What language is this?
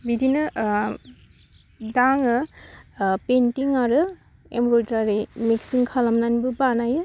Bodo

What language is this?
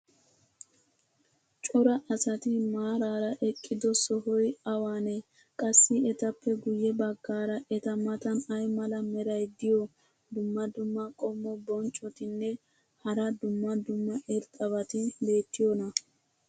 Wolaytta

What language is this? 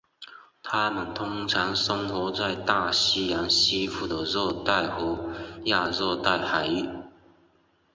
Chinese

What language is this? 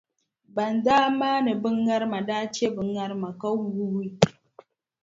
Dagbani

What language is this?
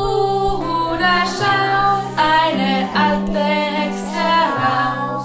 Thai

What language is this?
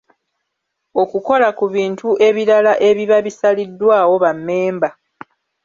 Ganda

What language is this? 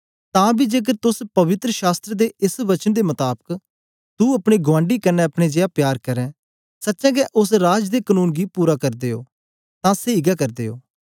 Dogri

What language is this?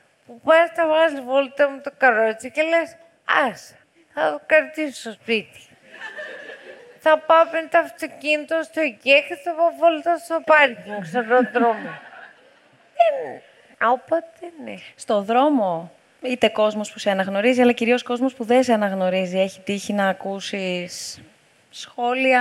Greek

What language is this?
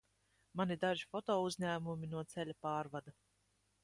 Latvian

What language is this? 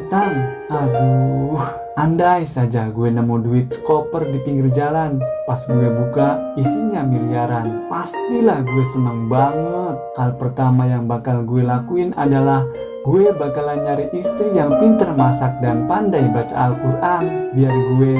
Indonesian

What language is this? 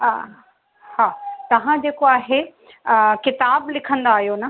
Sindhi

